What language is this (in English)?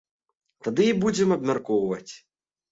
Belarusian